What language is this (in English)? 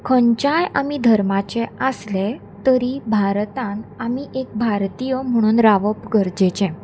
Konkani